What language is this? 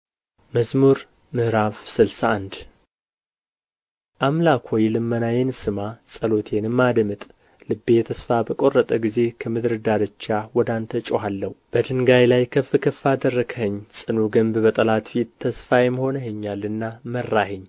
Amharic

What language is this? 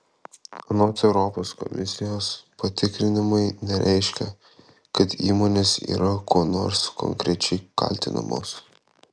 Lithuanian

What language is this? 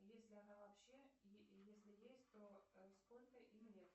Russian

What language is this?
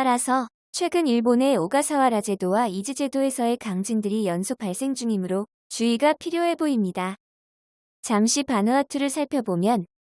Korean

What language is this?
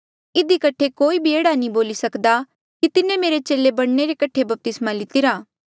Mandeali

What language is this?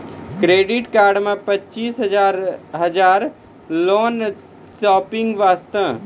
Maithili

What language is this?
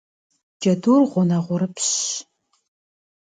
Kabardian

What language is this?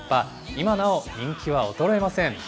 Japanese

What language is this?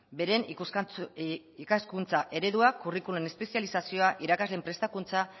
Basque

